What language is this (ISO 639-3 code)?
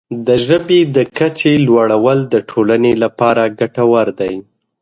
pus